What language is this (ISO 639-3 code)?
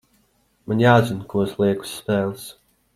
lav